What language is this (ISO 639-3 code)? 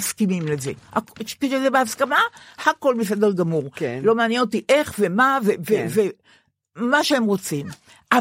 heb